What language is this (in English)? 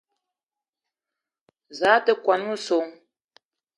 Eton (Cameroon)